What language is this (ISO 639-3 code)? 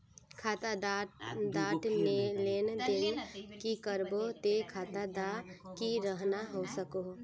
mag